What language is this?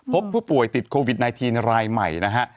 Thai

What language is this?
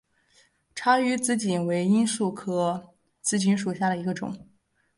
Chinese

